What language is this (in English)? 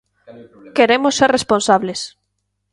Galician